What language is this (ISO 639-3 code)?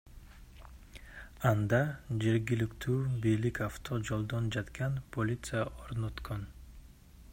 kir